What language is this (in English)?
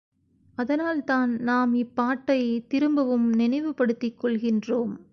Tamil